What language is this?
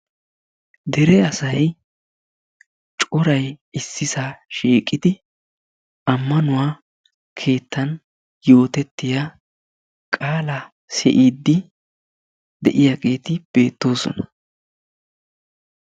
Wolaytta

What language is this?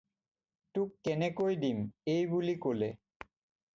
Assamese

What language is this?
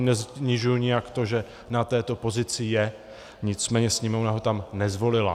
Czech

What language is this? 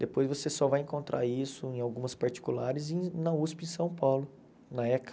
Portuguese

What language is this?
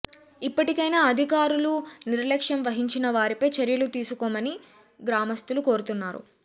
Telugu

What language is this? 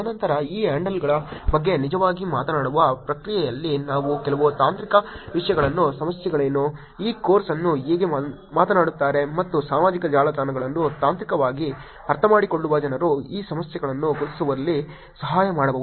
Kannada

